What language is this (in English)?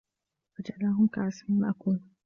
Arabic